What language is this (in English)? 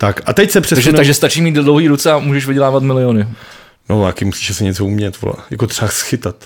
Czech